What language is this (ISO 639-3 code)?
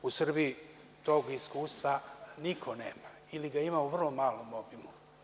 srp